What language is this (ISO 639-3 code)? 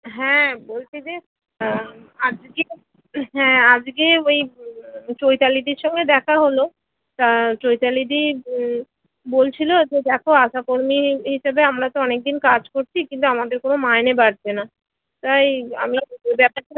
ben